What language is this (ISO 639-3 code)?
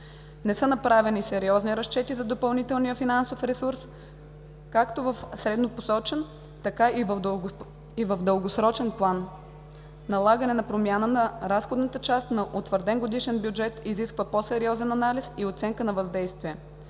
bul